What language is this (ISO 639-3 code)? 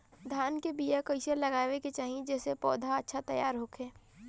bho